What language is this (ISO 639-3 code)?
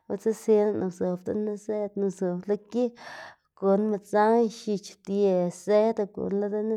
ztg